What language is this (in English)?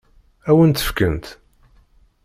Kabyle